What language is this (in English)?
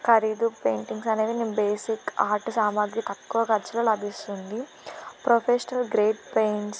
Telugu